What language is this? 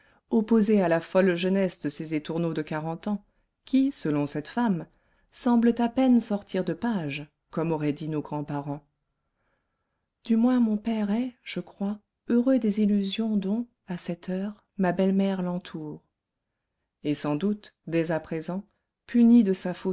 French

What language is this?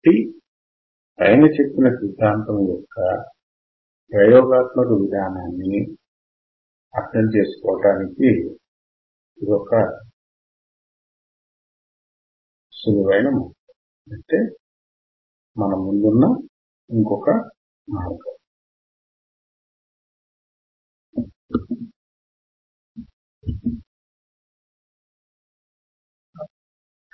Telugu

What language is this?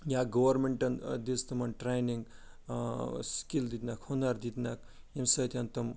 Kashmiri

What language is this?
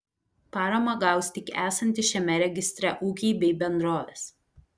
Lithuanian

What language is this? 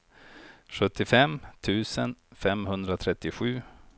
Swedish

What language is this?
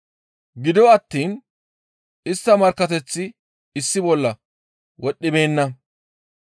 Gamo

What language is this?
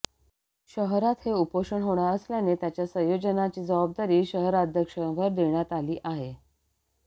Marathi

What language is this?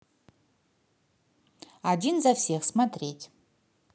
Russian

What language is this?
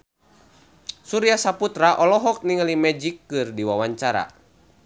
Sundanese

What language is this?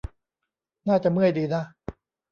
Thai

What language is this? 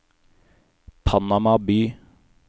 Norwegian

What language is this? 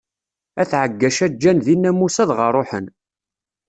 Kabyle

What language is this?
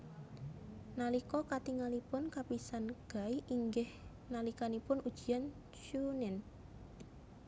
Javanese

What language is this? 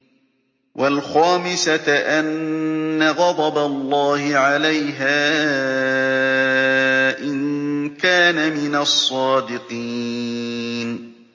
Arabic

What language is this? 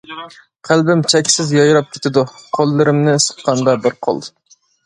Uyghur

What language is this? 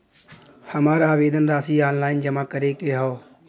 Bhojpuri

